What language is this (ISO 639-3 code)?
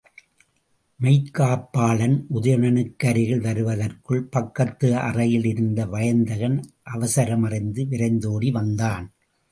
tam